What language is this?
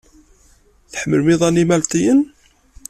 Kabyle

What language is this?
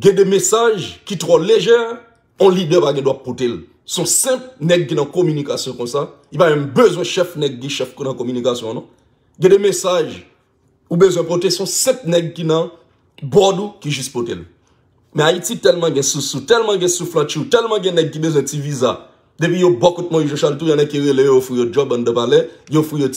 French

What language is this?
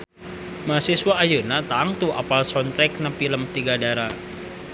Sundanese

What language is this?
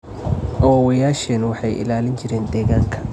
Somali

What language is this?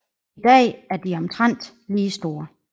Danish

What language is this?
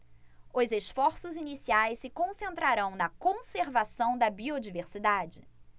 Portuguese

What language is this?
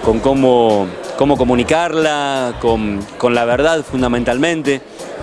Spanish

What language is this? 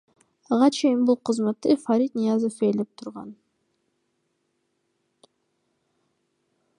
Kyrgyz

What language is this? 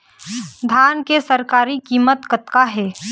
Chhattisgarhi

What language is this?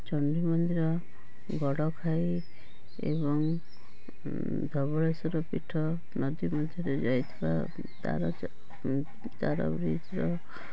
Odia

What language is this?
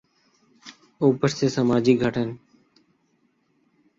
Urdu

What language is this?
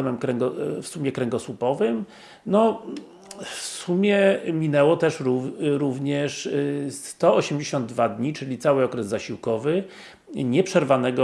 Polish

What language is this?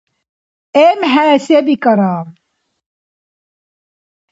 Dargwa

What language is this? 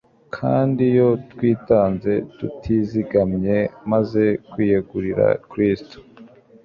Kinyarwanda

